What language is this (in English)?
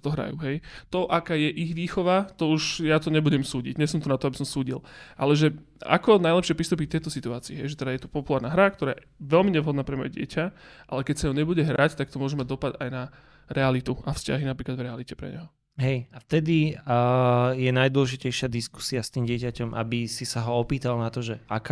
Slovak